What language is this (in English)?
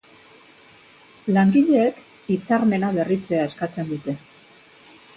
Basque